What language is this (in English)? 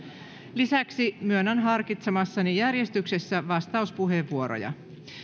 Finnish